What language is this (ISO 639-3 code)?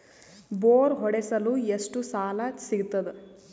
kan